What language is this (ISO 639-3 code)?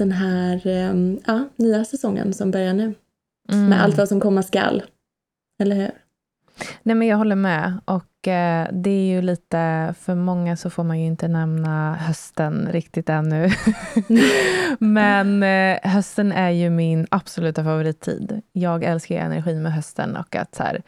swe